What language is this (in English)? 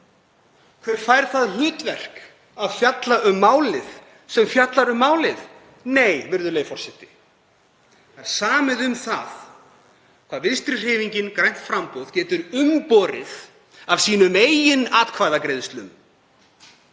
Icelandic